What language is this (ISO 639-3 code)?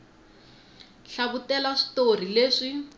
tso